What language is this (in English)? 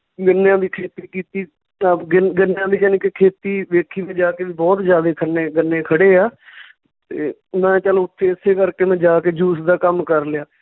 Punjabi